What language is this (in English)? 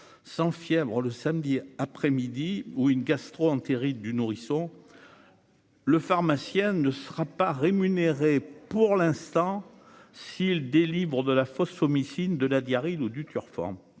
French